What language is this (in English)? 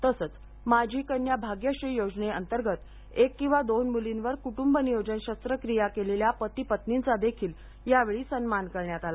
Marathi